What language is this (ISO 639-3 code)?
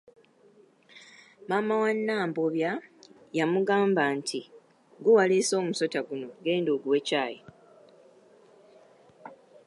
lug